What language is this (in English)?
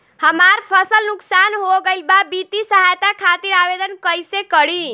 Bhojpuri